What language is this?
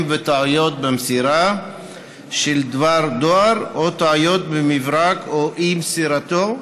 Hebrew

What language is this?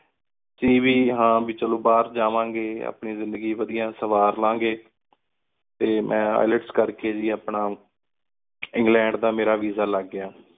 Punjabi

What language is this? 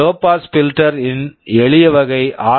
Tamil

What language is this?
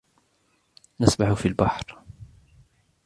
Arabic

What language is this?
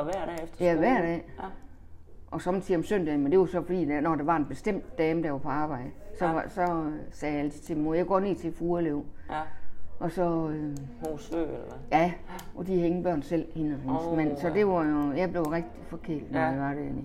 Danish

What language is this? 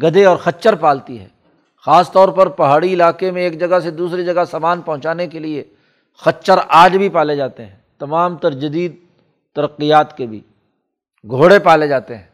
Urdu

